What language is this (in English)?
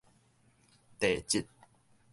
Min Nan Chinese